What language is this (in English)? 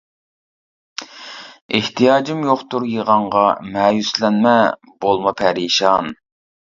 Uyghur